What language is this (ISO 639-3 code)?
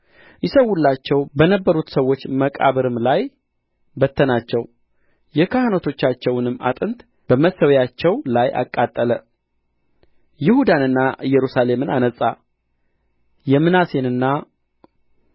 amh